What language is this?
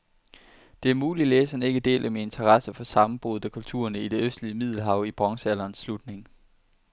Danish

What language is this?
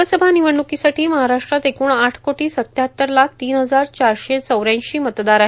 Marathi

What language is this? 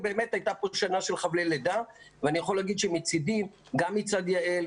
Hebrew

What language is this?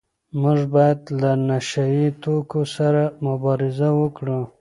Pashto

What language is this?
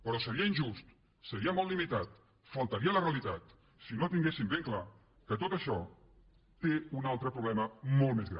Catalan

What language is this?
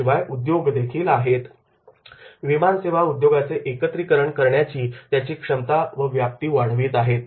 Marathi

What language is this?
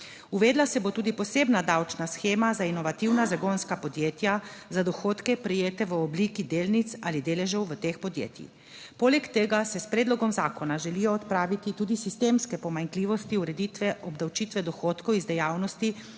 Slovenian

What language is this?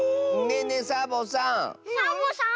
Japanese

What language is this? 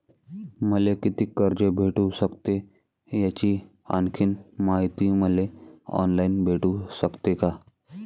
Marathi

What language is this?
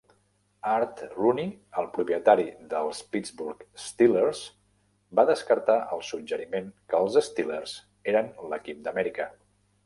Catalan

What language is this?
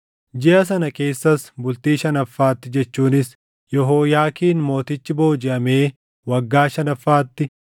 Oromo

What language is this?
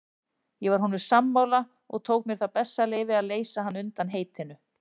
Icelandic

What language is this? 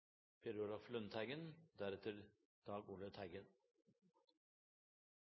Norwegian Nynorsk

